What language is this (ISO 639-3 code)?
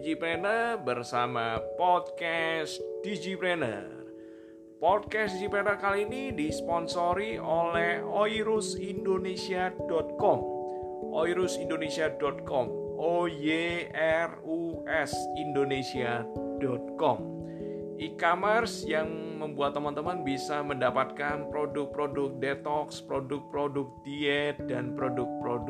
ind